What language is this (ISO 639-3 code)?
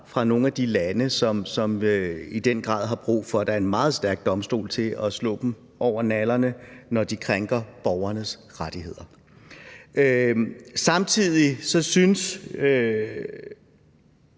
dan